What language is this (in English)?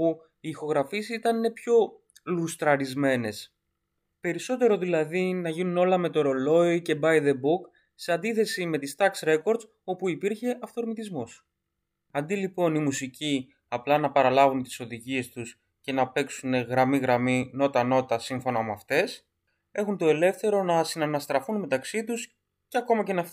Greek